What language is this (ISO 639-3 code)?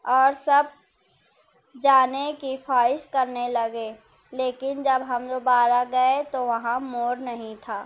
urd